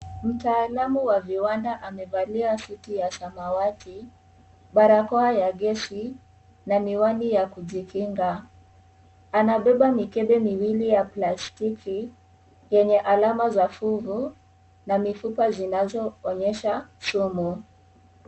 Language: Swahili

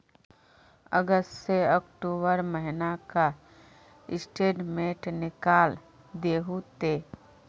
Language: Magahi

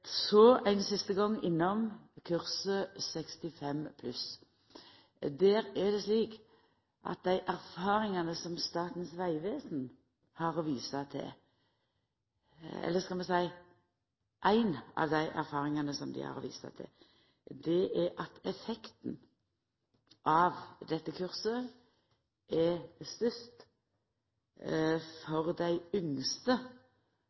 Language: Norwegian Nynorsk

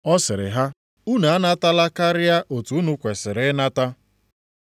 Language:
Igbo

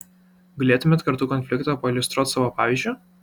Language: Lithuanian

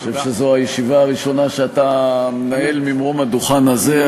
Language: Hebrew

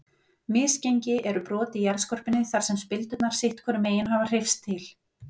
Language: Icelandic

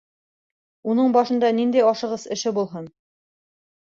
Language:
Bashkir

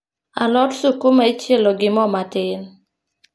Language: Luo (Kenya and Tanzania)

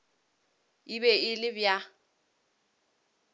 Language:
Northern Sotho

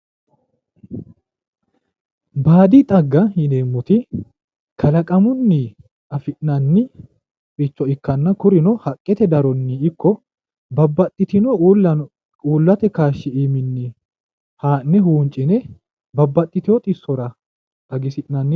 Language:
Sidamo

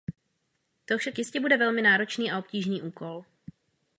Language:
Czech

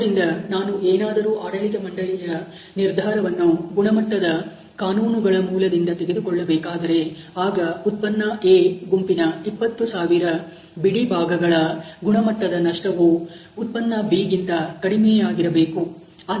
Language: Kannada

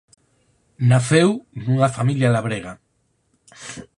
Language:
Galician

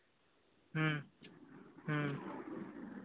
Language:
Santali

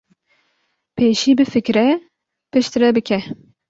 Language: Kurdish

